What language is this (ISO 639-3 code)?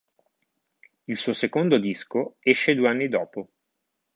ita